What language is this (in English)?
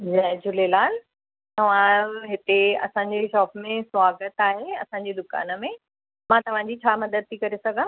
Sindhi